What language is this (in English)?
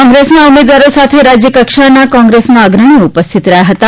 Gujarati